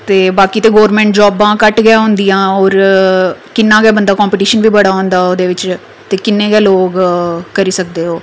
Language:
Dogri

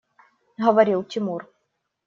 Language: Russian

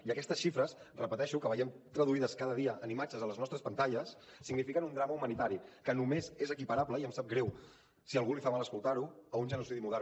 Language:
Catalan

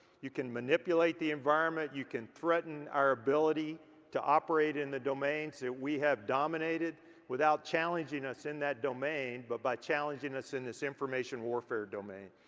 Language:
English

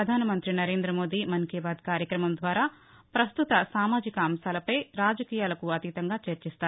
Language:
Telugu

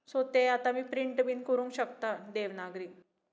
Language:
Konkani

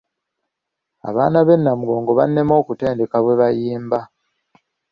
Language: Ganda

